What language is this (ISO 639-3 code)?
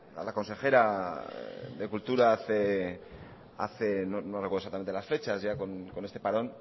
spa